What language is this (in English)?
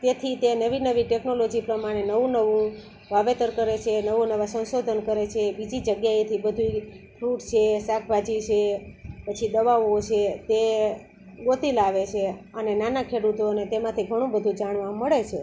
Gujarati